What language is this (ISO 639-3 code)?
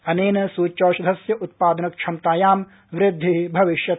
san